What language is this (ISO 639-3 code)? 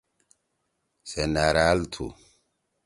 trw